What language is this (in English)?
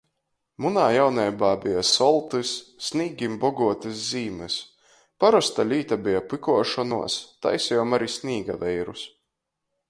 Latgalian